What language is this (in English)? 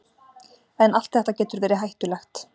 Icelandic